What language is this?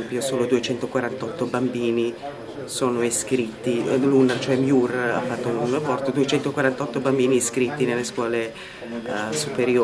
Italian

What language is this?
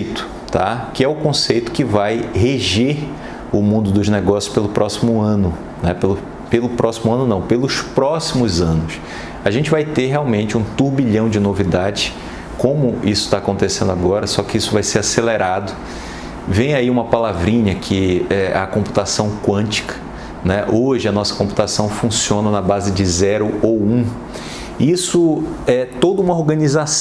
Portuguese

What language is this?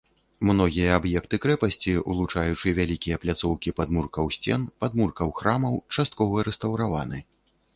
Belarusian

